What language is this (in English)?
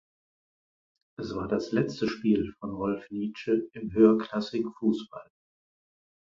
German